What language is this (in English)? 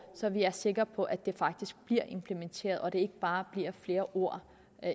Danish